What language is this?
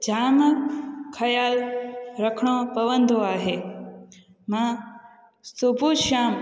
Sindhi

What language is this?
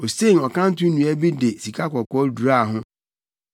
Akan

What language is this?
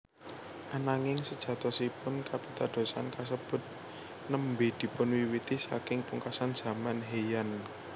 Javanese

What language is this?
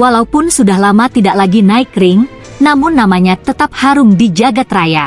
Indonesian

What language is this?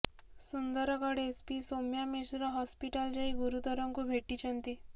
Odia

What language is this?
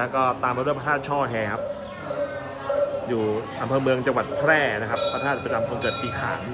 Thai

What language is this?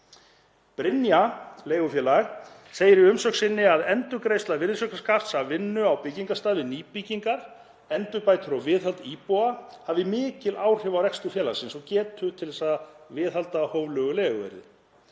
Icelandic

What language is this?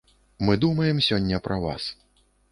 Belarusian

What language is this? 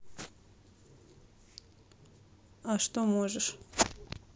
Russian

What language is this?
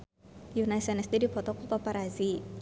Sundanese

